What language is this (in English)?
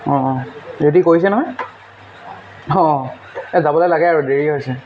Assamese